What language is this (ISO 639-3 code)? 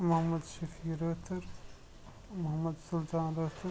kas